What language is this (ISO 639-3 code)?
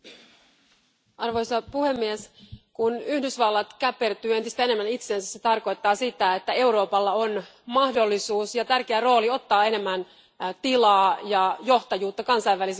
fin